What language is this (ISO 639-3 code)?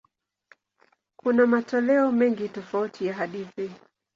swa